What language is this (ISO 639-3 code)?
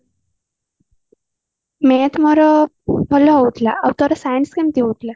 ori